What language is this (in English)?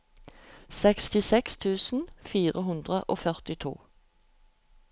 Norwegian